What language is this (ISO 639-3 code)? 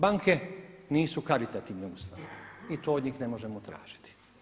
hrv